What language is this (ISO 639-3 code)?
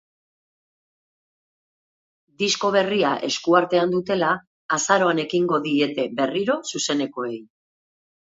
eus